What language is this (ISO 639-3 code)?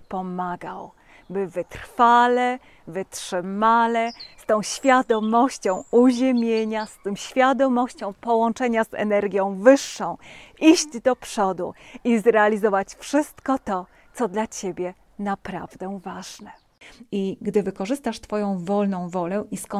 pol